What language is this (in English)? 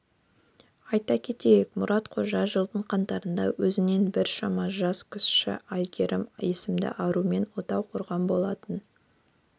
Kazakh